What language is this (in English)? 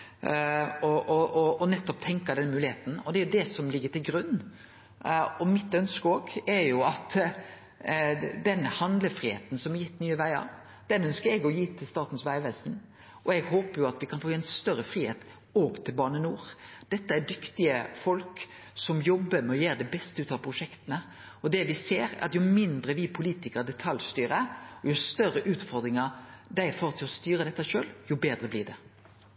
Norwegian Nynorsk